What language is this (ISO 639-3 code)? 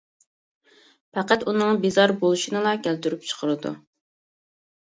uig